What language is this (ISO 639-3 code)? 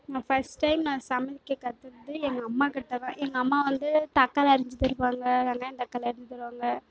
tam